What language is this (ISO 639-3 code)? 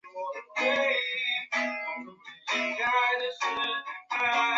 zho